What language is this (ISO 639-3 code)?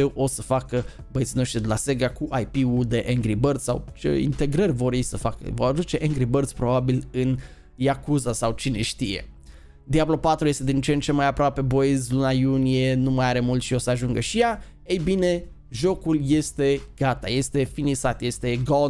ron